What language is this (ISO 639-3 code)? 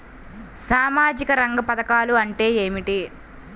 tel